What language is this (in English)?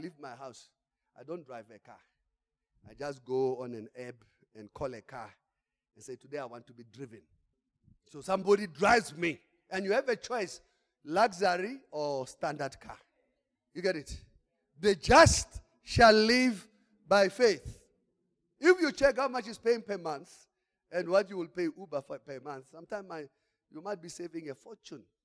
English